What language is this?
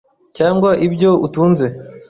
Kinyarwanda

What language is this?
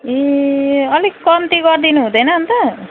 Nepali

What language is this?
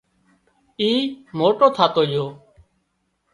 Wadiyara Koli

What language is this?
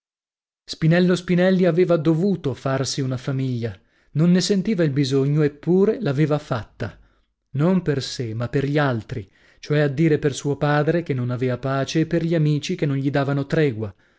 Italian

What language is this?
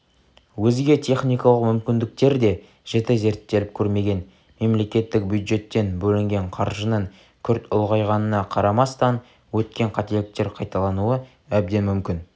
Kazakh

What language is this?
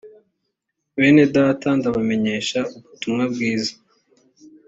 Kinyarwanda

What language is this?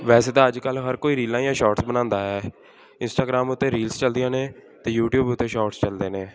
Punjabi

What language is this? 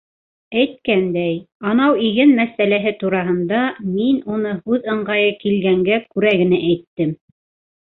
Bashkir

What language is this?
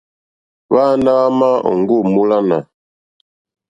Mokpwe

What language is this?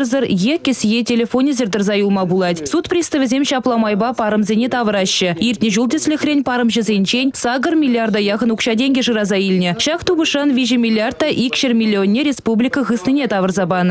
Russian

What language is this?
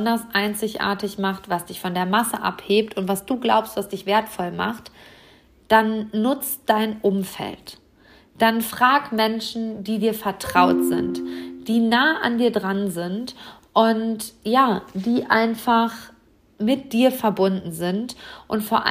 German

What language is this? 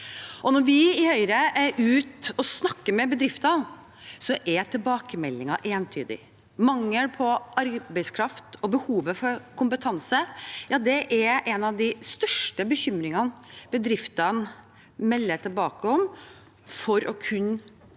Norwegian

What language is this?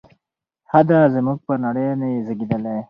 Pashto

